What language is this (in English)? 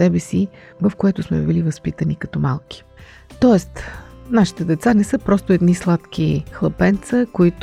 Bulgarian